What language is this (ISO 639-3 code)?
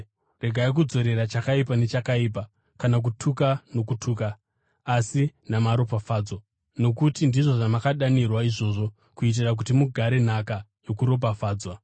sna